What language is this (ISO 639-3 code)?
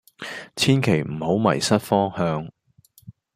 yue